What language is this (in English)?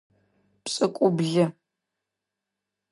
Adyghe